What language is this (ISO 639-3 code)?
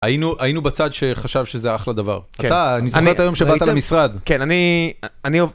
heb